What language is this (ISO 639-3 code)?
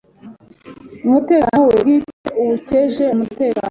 kin